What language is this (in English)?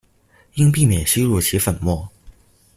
Chinese